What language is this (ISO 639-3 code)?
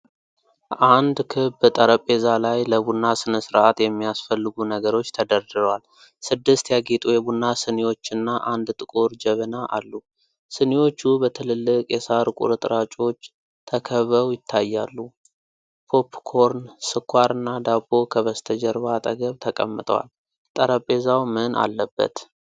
amh